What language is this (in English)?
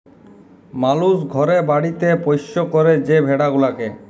Bangla